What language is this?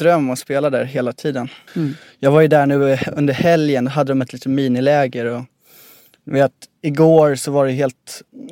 Swedish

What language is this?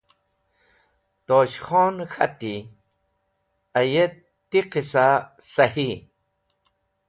Wakhi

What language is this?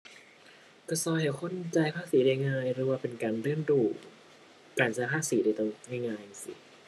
Thai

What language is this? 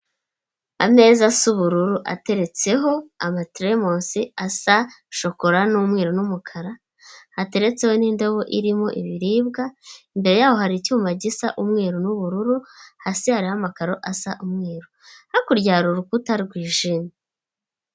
Kinyarwanda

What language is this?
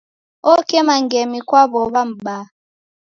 Taita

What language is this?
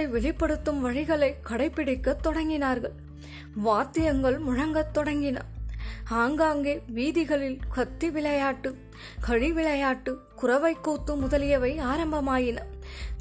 Tamil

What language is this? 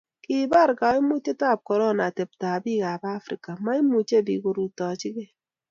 Kalenjin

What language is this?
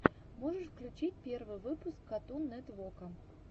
Russian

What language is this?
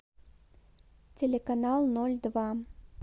Russian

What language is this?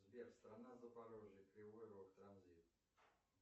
Russian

